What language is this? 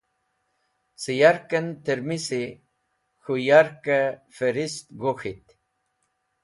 Wakhi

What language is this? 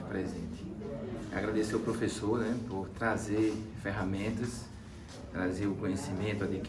Portuguese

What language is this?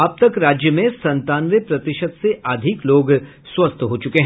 Hindi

